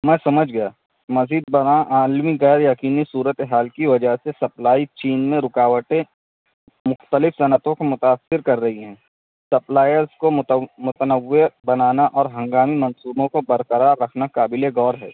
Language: Urdu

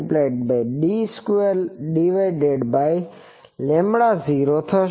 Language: Gujarati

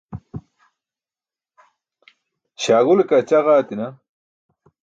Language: Burushaski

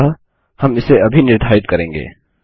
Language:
Hindi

